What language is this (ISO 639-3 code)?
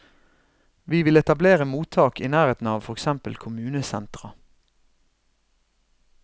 nor